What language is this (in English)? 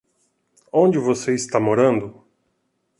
Portuguese